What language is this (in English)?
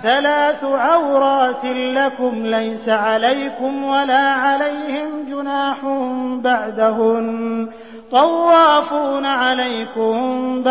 Arabic